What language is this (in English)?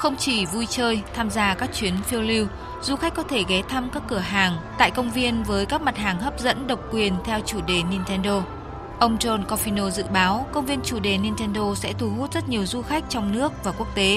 Vietnamese